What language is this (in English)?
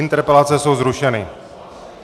Czech